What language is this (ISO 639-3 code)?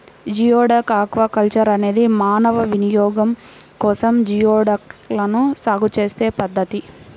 tel